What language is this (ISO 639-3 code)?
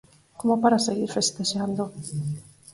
glg